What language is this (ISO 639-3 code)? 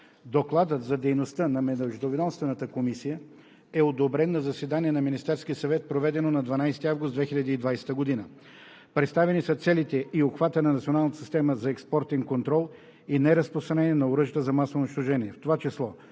bul